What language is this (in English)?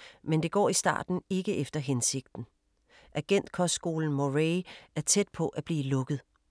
Danish